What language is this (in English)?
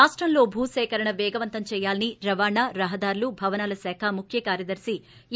Telugu